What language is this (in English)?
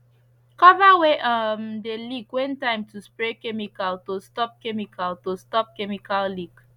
Nigerian Pidgin